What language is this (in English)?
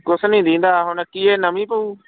Punjabi